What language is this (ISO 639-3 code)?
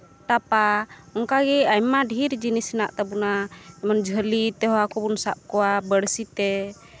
sat